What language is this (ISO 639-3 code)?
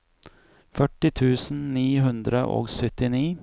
nor